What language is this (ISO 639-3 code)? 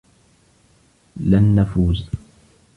ara